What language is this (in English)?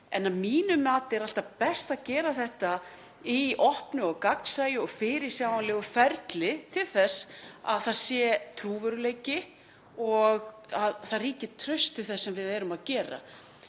Icelandic